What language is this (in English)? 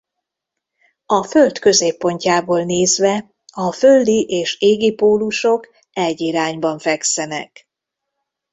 Hungarian